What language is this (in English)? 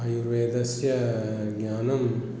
Sanskrit